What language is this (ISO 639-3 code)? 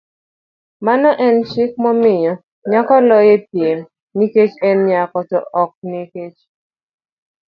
luo